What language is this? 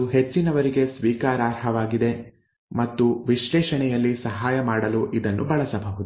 Kannada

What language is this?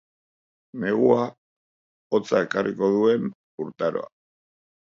Basque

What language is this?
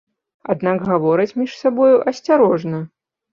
Belarusian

